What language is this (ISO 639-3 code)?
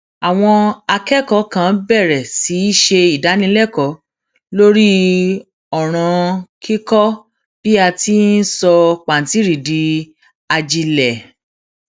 yor